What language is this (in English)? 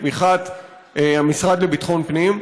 Hebrew